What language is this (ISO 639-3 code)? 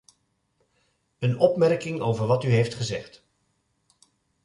nld